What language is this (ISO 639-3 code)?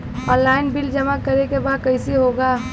bho